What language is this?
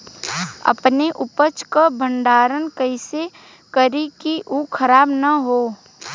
Bhojpuri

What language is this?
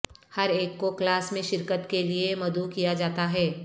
Urdu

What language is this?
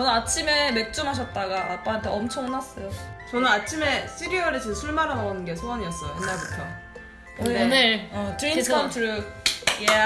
Korean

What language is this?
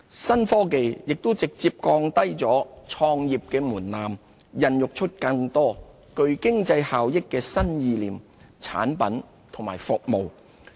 Cantonese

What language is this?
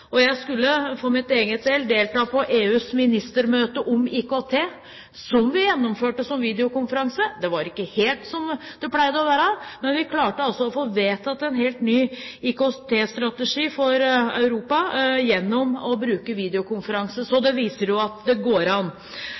Norwegian Bokmål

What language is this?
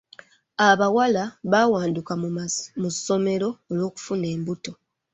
Ganda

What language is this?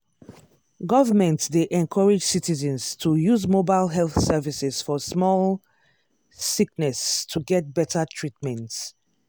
Nigerian Pidgin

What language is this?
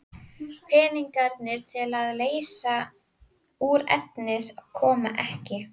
Icelandic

